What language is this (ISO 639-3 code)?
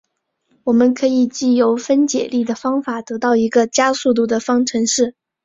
zho